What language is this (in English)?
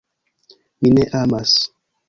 Esperanto